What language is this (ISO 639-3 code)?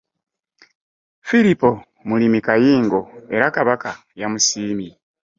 lug